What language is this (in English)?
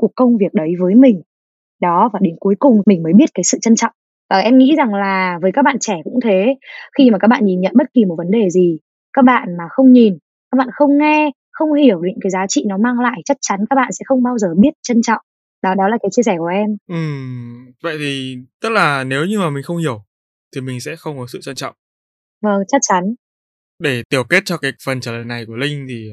Vietnamese